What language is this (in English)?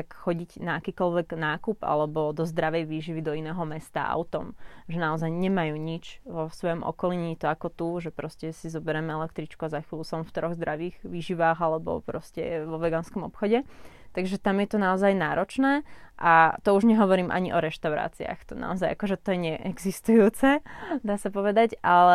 Slovak